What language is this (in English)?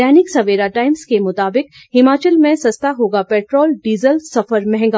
Hindi